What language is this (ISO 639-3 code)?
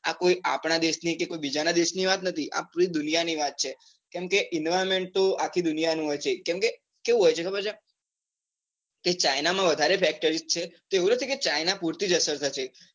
guj